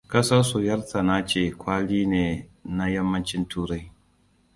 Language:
Hausa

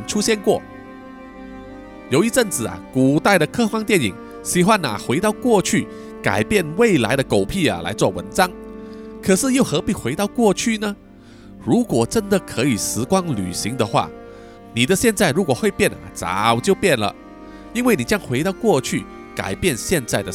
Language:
Chinese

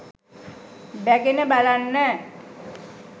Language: Sinhala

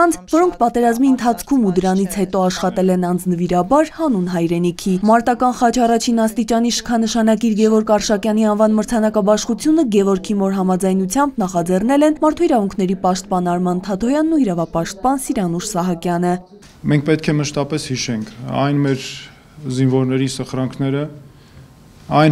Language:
Turkish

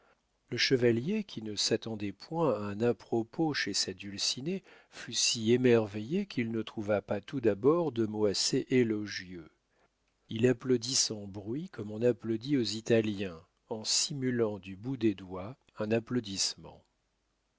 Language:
French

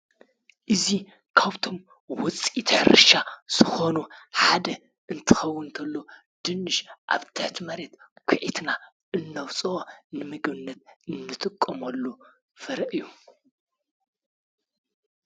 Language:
Tigrinya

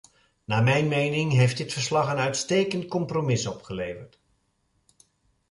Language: Dutch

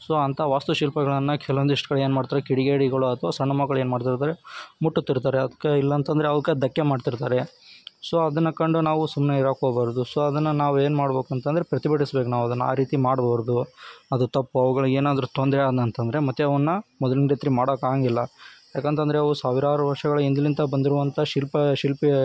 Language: Kannada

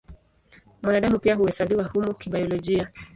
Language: Swahili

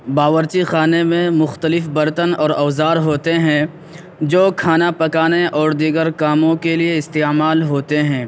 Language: Urdu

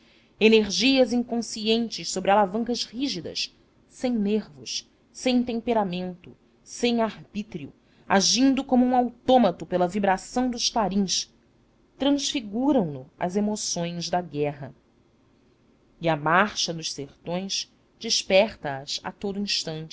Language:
Portuguese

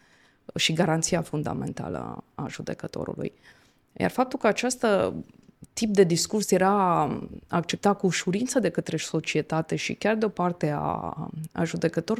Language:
Romanian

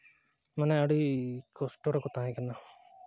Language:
Santali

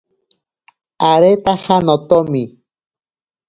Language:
Ashéninka Perené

